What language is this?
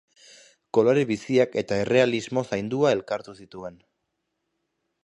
Basque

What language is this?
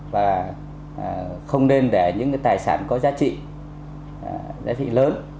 Vietnamese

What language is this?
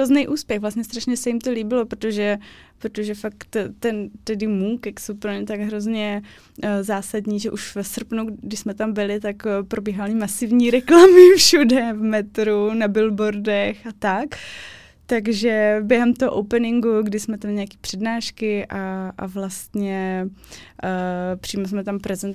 Czech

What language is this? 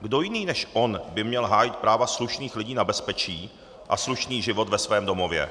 Czech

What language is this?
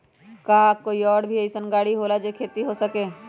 Magahi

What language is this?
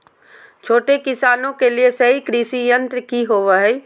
Magahi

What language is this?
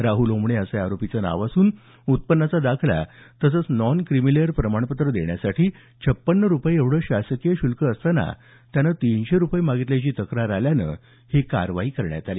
Marathi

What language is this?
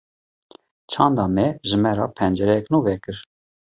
Kurdish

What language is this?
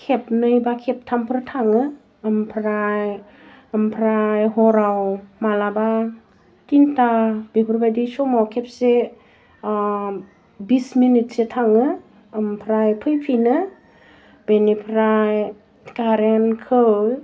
Bodo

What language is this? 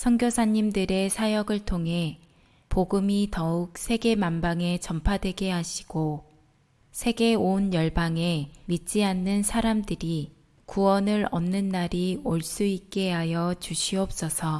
Korean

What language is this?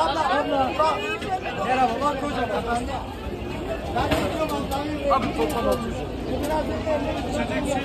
Turkish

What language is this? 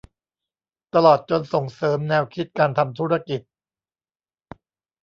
Thai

